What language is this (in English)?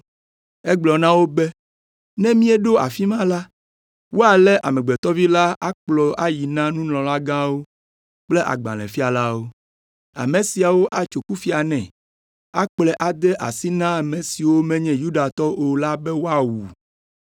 Ewe